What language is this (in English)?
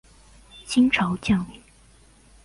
Chinese